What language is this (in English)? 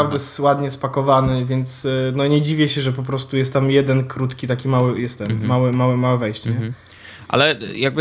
Polish